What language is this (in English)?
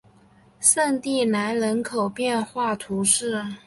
Chinese